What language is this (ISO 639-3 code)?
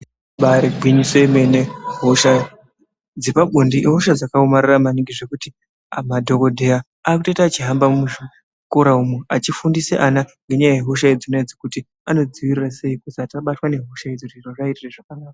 ndc